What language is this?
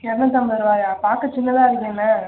Tamil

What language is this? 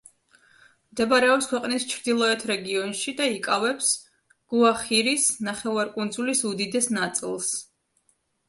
Georgian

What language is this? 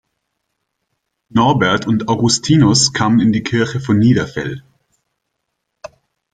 German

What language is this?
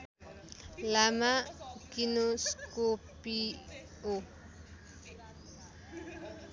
Nepali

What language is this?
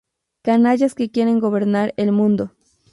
Spanish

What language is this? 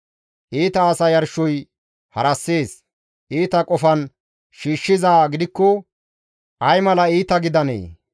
Gamo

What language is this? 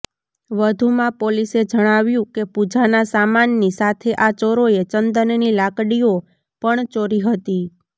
Gujarati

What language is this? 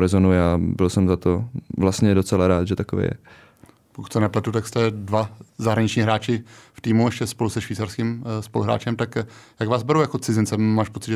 Czech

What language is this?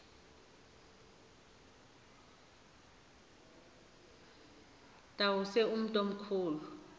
Xhosa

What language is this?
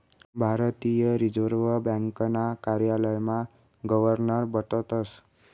Marathi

